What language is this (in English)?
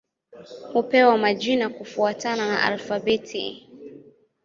Swahili